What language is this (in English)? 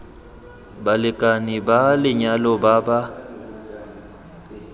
Tswana